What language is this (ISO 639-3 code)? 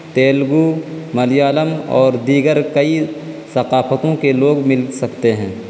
urd